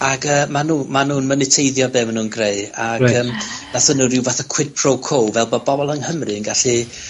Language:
Welsh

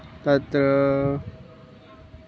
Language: Sanskrit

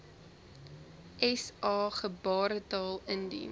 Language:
Afrikaans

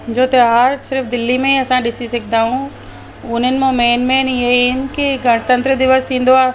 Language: Sindhi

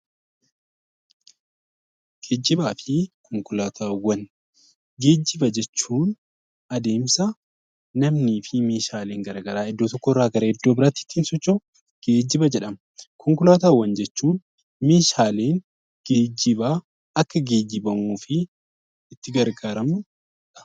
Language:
Oromo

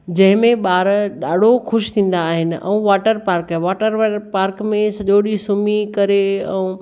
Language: Sindhi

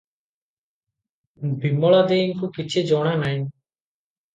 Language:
Odia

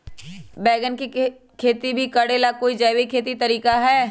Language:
Magahi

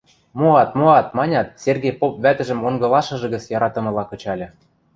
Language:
Western Mari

